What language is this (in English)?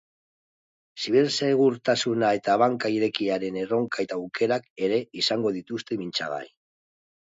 Basque